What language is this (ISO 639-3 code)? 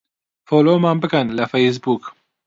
ckb